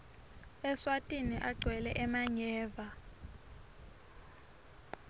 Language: Swati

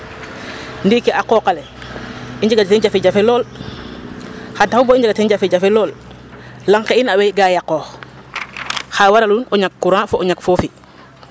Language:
Serer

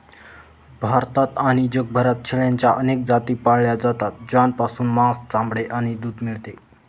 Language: Marathi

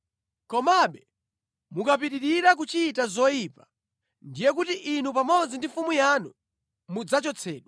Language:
Nyanja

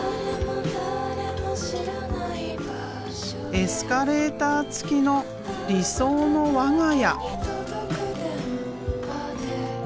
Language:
Japanese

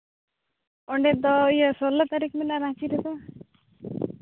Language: Santali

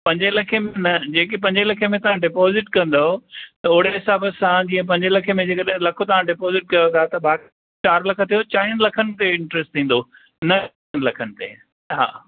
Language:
Sindhi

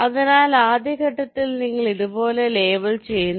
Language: Malayalam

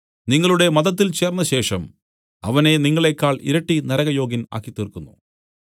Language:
Malayalam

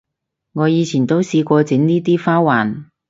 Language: Cantonese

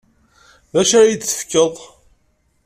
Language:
Kabyle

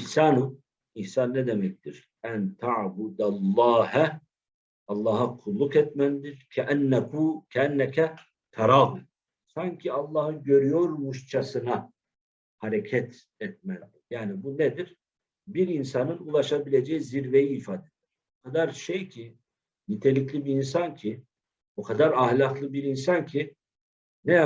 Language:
Turkish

